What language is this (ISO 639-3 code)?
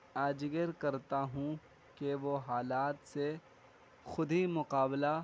urd